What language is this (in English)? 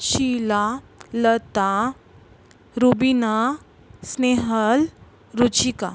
Marathi